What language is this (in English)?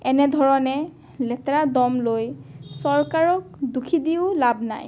Assamese